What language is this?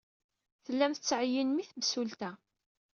Kabyle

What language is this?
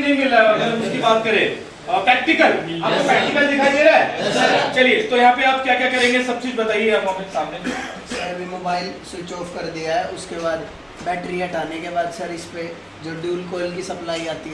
Hindi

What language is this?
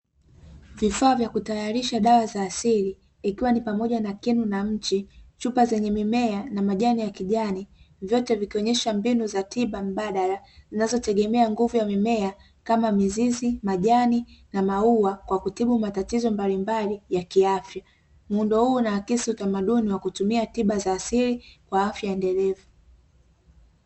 Swahili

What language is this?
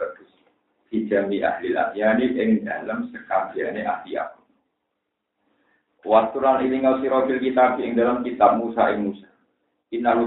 Indonesian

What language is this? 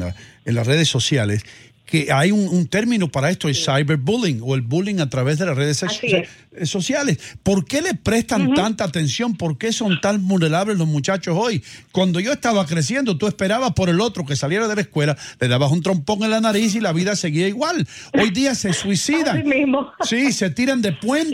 Spanish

